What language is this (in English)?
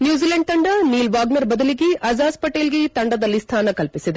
Kannada